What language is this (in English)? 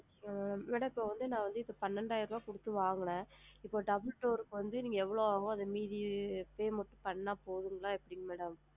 Tamil